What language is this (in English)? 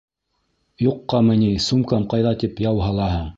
Bashkir